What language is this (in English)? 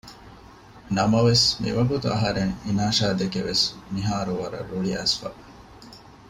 Divehi